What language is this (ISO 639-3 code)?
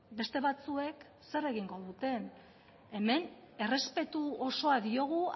eus